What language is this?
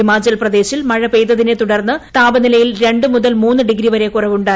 Malayalam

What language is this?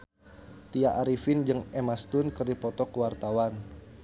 Sundanese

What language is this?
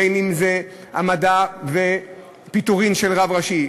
Hebrew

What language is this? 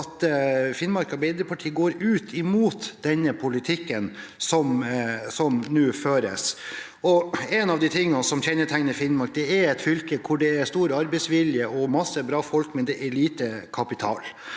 Norwegian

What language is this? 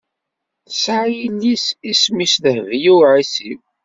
Kabyle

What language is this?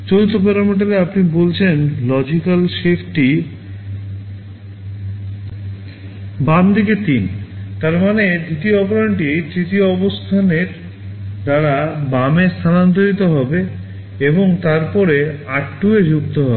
Bangla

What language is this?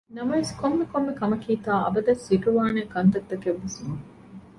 Divehi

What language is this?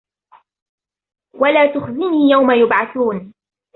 Arabic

